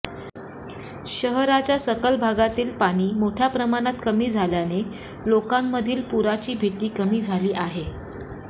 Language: Marathi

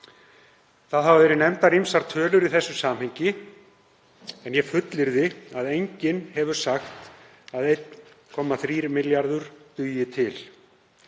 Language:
Icelandic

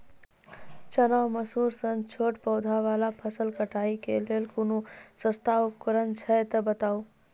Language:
Maithili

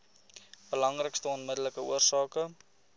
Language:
Afrikaans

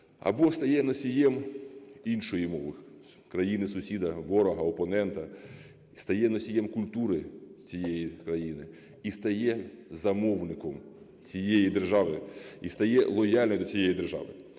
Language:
Ukrainian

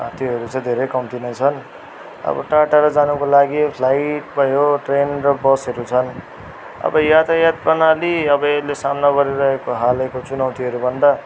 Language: Nepali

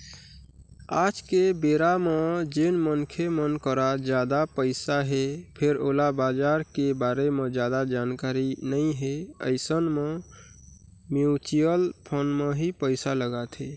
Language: Chhattisgarhi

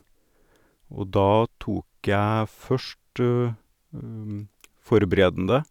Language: Norwegian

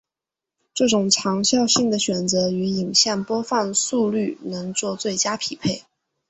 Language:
Chinese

